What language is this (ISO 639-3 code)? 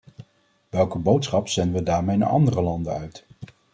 nld